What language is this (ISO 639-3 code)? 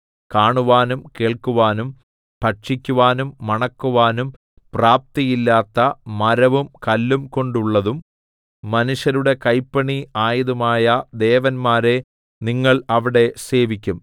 mal